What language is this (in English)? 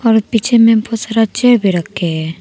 Hindi